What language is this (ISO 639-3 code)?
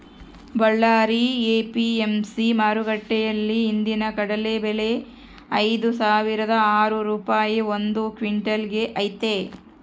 kan